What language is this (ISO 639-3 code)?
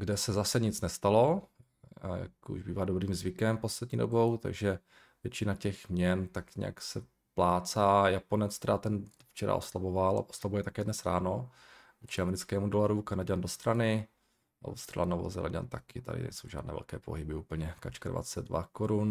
ces